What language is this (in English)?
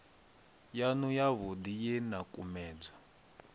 Venda